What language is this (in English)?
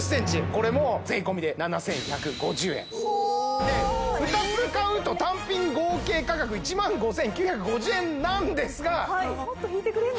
Japanese